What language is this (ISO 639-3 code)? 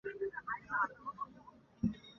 zho